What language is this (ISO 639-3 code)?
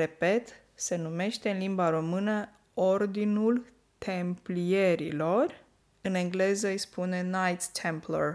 ron